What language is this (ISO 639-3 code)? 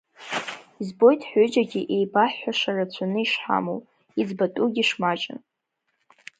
abk